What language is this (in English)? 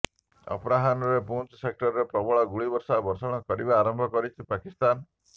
Odia